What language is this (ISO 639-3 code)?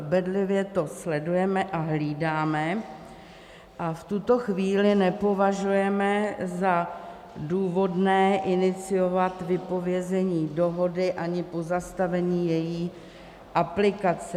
ces